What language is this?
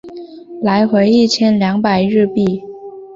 Chinese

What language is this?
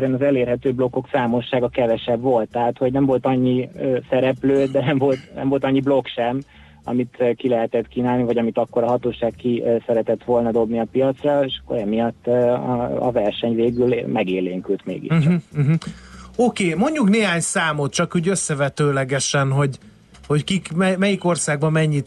Hungarian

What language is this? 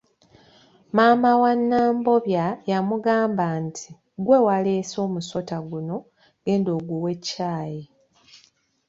Ganda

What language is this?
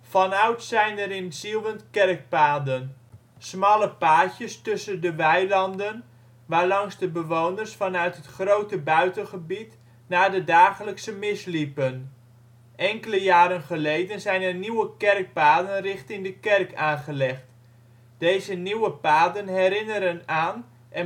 Dutch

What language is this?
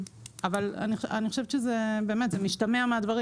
Hebrew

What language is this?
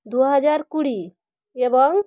Bangla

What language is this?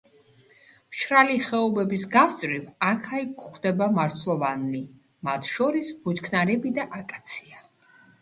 Georgian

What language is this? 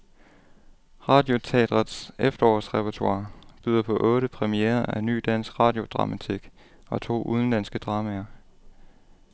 Danish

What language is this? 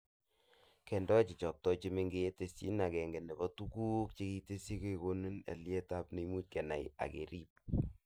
Kalenjin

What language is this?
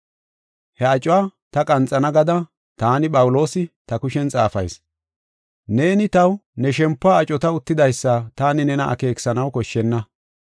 Gofa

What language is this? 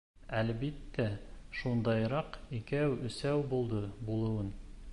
Bashkir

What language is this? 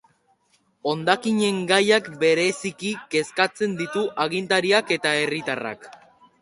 Basque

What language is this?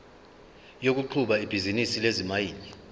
Zulu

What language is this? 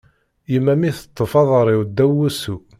Kabyle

